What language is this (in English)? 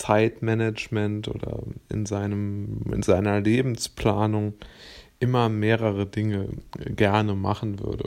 German